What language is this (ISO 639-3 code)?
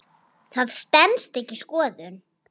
isl